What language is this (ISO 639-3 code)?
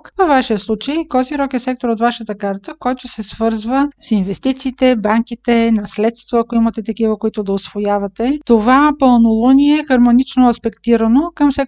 bul